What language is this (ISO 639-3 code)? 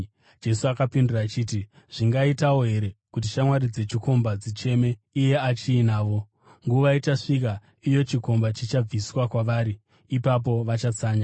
sna